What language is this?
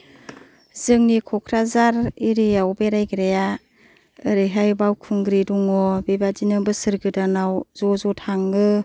Bodo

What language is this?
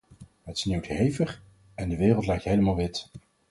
Dutch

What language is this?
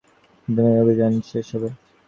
Bangla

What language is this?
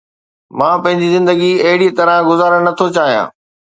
Sindhi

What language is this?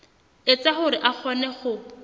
Southern Sotho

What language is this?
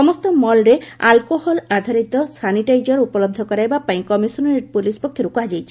Odia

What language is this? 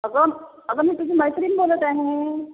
Marathi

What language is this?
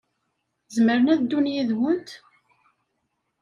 Kabyle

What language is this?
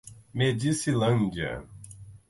Portuguese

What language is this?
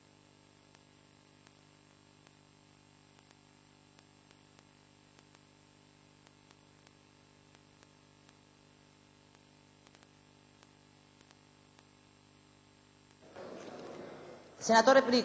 Italian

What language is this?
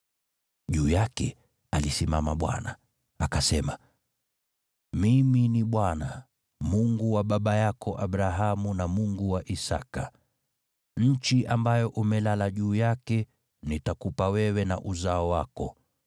Swahili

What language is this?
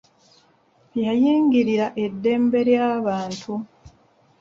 Ganda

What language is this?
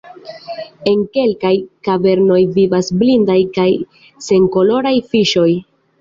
Esperanto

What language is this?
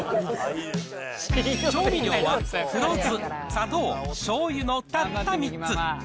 Japanese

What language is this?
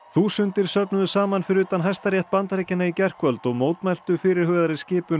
Icelandic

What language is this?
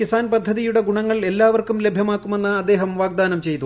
Malayalam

